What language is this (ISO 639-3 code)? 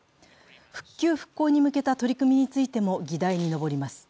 jpn